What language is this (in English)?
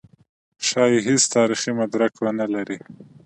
Pashto